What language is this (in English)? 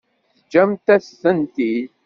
Kabyle